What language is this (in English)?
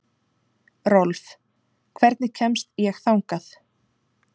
Icelandic